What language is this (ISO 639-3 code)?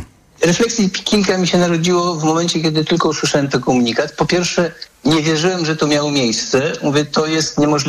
pol